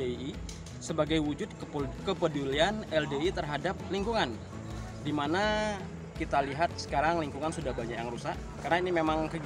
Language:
Indonesian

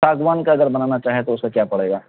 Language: Urdu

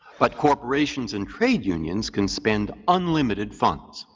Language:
English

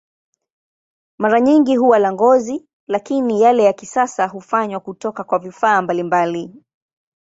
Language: Swahili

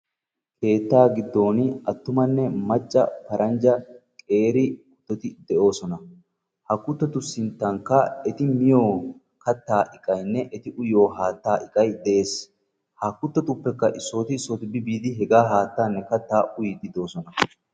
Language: Wolaytta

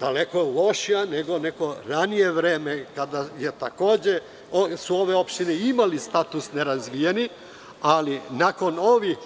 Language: Serbian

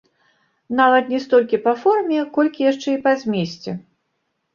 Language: Belarusian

